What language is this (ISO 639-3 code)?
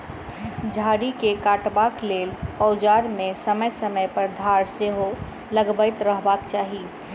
mai